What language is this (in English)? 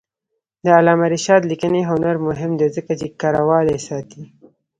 Pashto